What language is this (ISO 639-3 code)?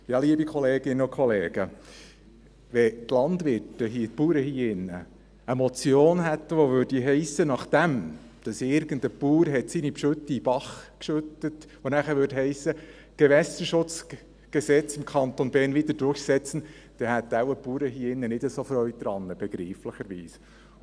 gsw